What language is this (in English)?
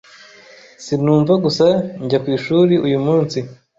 Kinyarwanda